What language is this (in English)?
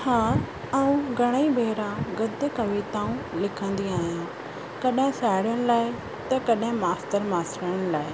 Sindhi